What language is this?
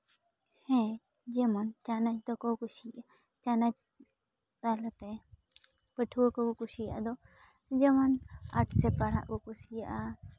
Santali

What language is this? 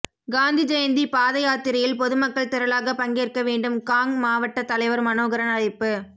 Tamil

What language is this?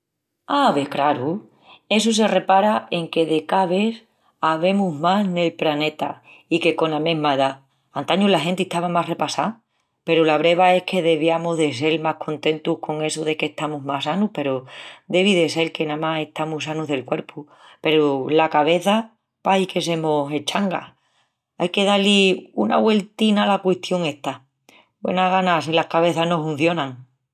Extremaduran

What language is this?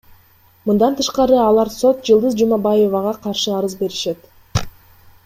Kyrgyz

